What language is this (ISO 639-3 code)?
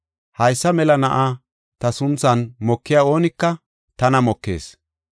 gof